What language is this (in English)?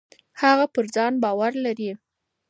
Pashto